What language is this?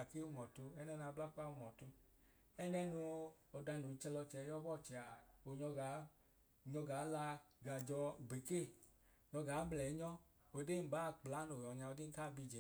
Idoma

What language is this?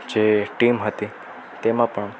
Gujarati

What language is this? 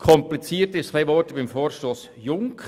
Swiss German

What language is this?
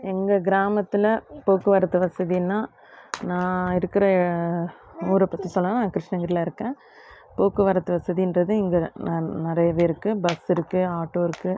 Tamil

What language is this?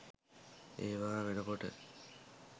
Sinhala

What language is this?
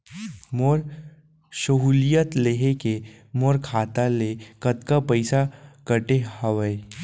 Chhattisgarhi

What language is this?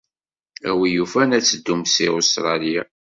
Kabyle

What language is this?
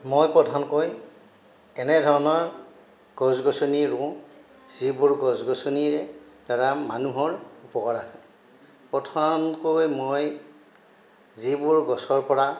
Assamese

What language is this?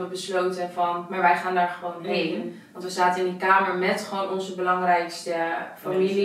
Dutch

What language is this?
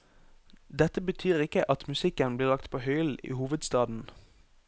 Norwegian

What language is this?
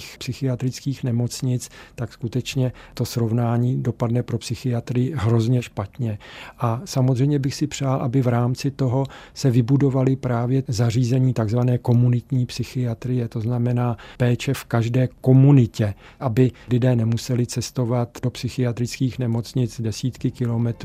Czech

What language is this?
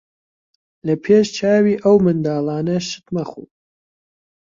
Central Kurdish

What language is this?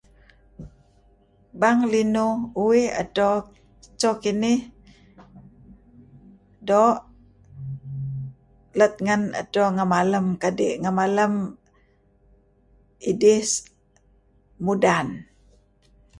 Kelabit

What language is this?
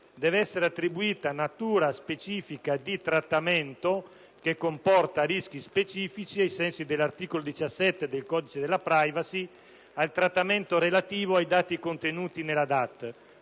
Italian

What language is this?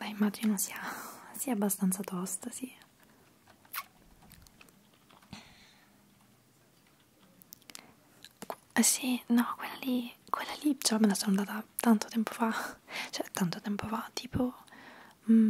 Italian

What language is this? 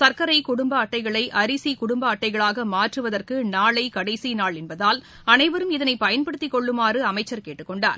Tamil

